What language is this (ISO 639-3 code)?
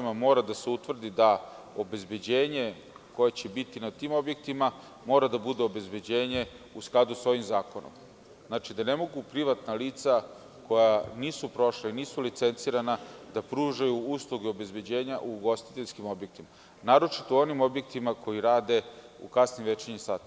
srp